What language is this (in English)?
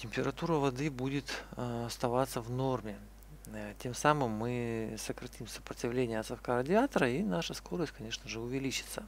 Russian